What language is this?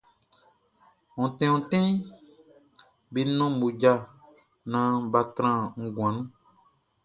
Baoulé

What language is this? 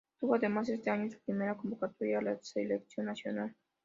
Spanish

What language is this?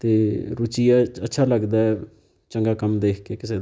Punjabi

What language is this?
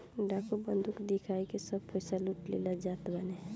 Bhojpuri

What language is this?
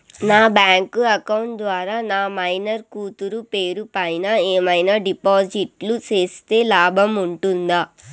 Telugu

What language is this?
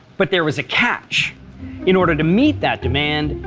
English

